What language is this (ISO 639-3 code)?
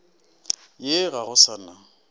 nso